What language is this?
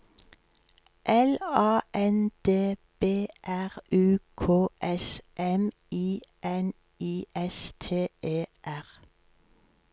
Norwegian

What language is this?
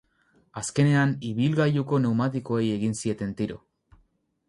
Basque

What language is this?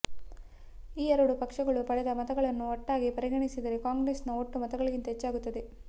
Kannada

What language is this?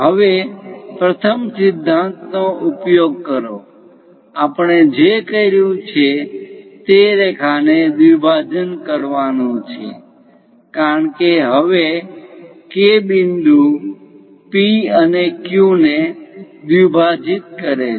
Gujarati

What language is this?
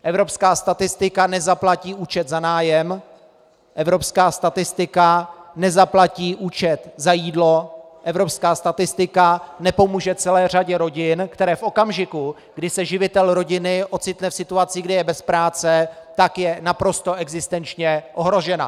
Czech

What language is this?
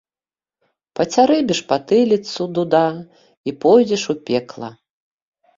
Belarusian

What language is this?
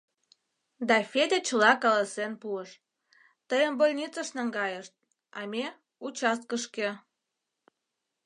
Mari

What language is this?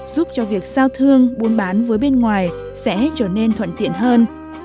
Vietnamese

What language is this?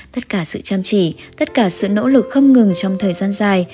Vietnamese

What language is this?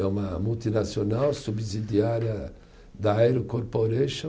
Portuguese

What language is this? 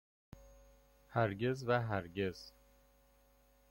Persian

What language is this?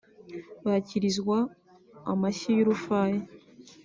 Kinyarwanda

